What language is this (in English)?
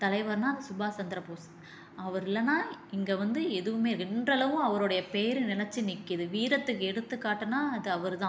Tamil